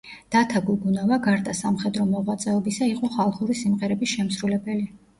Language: Georgian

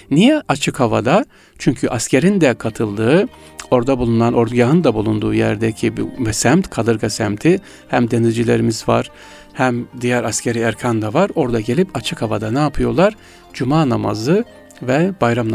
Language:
Turkish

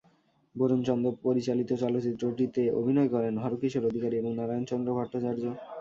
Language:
Bangla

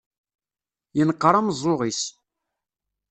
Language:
Kabyle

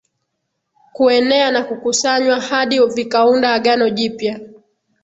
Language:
Swahili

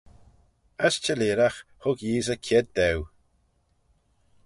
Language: Manx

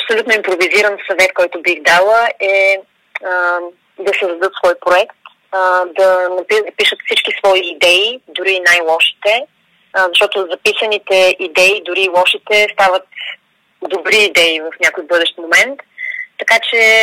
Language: Bulgarian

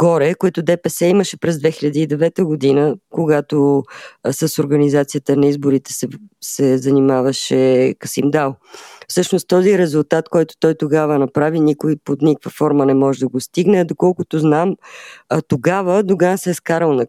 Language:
Bulgarian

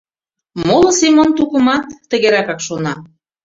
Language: Mari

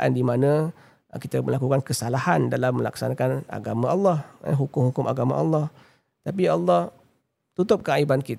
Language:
Malay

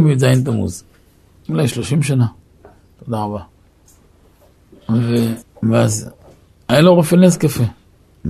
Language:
Hebrew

